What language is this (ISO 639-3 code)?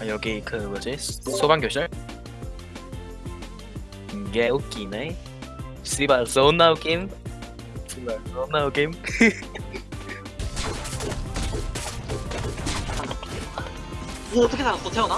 kor